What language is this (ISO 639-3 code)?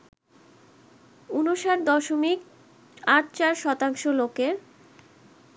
ben